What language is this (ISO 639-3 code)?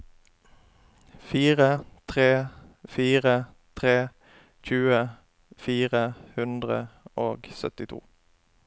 nor